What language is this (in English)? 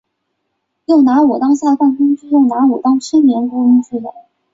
Chinese